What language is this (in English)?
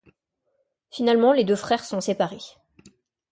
French